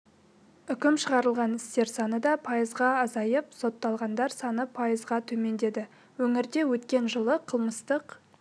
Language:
Kazakh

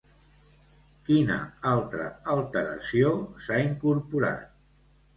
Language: Catalan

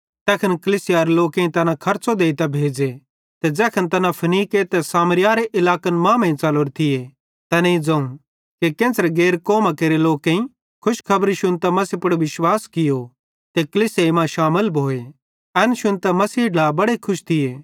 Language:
Bhadrawahi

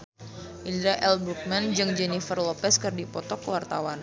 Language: Sundanese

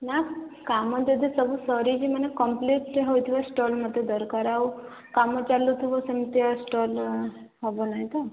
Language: Odia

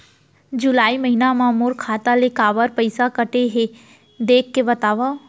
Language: Chhattisgarhi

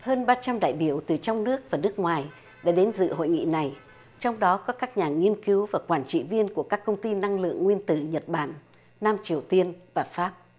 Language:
Vietnamese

